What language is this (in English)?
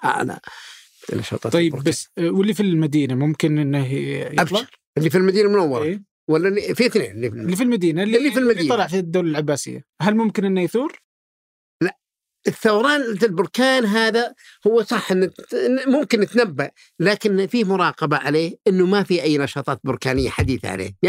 Arabic